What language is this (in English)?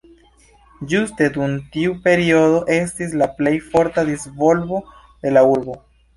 Esperanto